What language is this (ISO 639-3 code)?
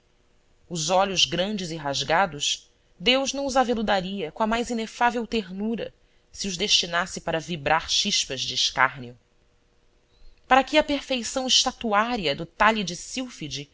por